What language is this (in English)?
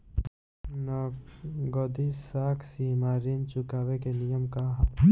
Bhojpuri